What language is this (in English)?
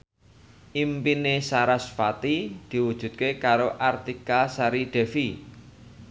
Javanese